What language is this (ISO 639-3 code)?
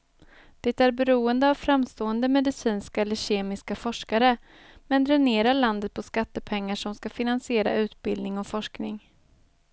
swe